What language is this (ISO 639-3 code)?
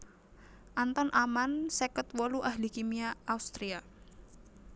jav